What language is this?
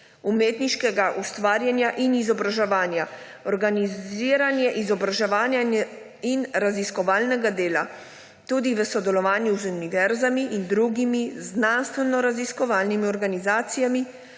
Slovenian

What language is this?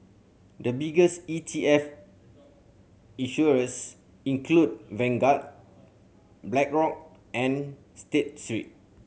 English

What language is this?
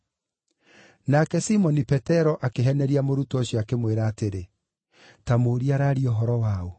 Kikuyu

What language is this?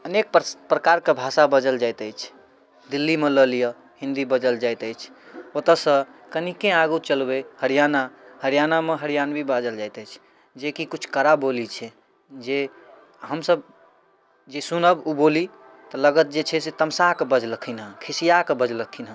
Maithili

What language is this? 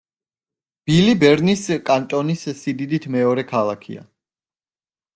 Georgian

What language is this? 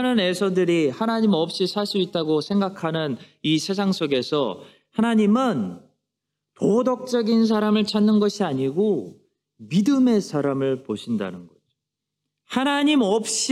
Korean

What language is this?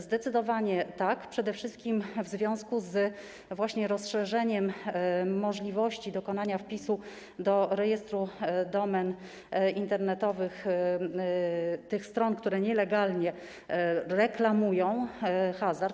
Polish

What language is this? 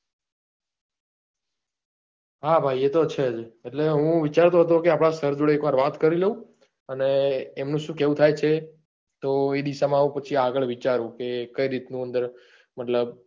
Gujarati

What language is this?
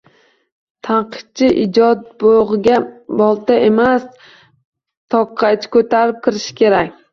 Uzbek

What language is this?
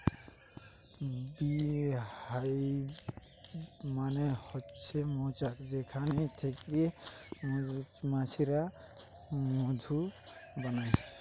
Bangla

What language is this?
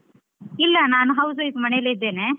Kannada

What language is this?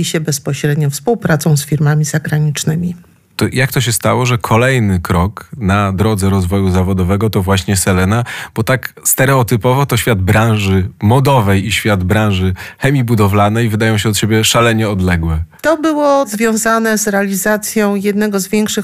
Polish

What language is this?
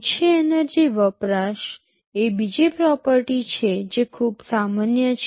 Gujarati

